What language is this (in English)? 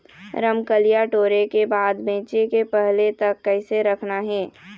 Chhattisgarhi